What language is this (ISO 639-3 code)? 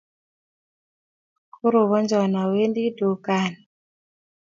kln